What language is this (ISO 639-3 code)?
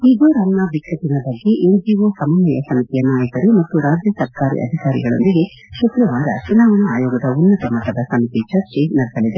kan